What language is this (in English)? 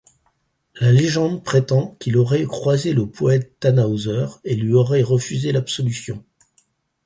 French